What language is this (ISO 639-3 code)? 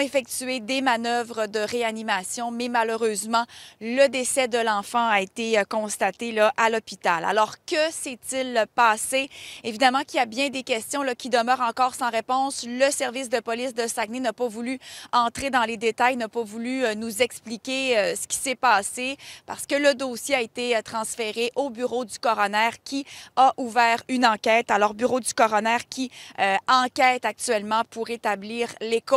fra